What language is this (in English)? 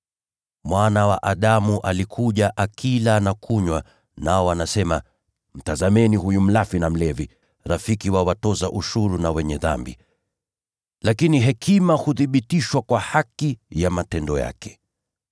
Swahili